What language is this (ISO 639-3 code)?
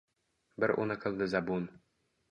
uzb